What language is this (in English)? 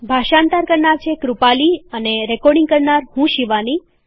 Gujarati